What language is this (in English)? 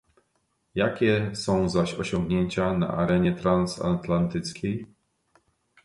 Polish